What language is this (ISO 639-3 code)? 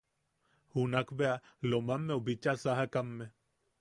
yaq